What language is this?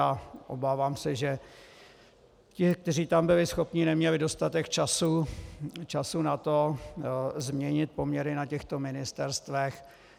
Czech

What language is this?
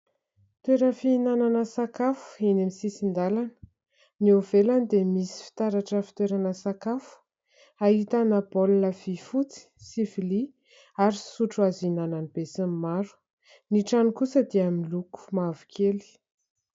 Malagasy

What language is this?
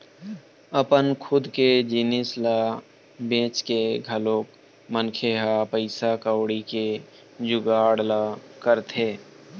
Chhattisgarhi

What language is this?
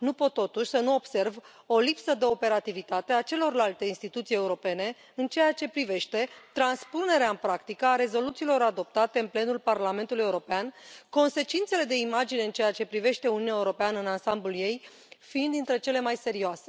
Romanian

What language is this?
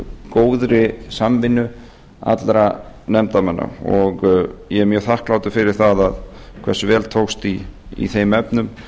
Icelandic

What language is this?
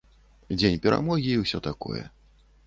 Belarusian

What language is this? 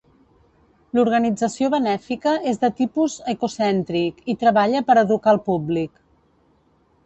Catalan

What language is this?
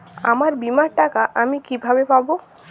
Bangla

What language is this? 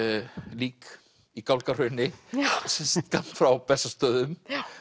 Icelandic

